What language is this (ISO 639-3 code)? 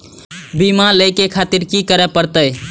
mai